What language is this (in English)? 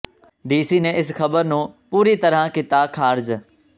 Punjabi